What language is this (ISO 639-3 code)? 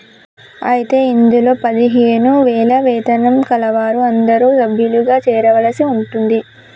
tel